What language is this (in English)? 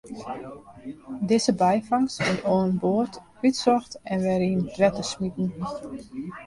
Western Frisian